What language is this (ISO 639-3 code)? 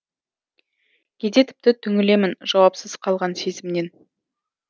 kaz